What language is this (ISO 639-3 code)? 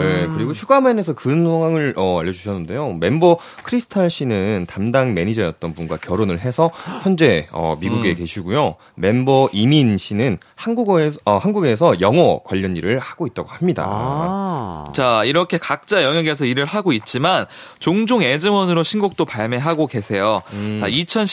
kor